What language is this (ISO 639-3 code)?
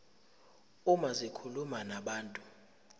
zul